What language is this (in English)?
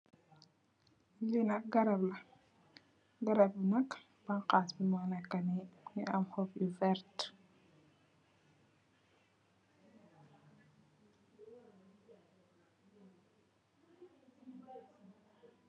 Wolof